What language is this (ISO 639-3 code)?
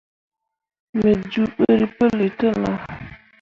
mua